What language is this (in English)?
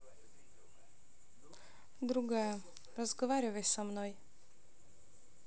Russian